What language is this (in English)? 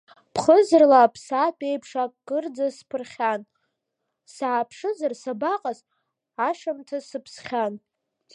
Abkhazian